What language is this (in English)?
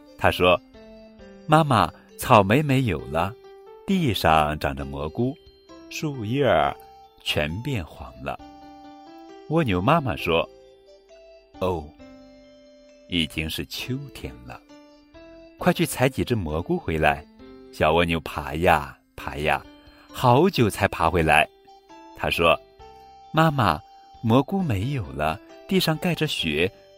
Chinese